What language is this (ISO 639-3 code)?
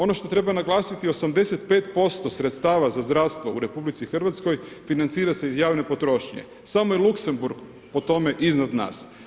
hrv